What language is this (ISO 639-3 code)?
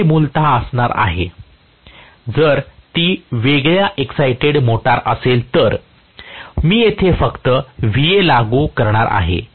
mar